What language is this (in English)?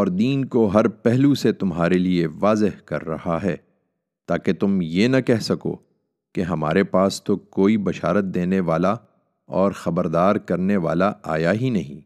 Urdu